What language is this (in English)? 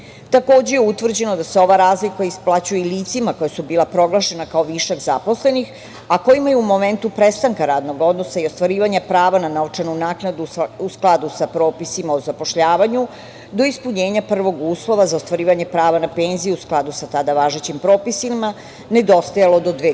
Serbian